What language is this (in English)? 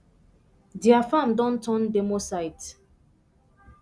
Nigerian Pidgin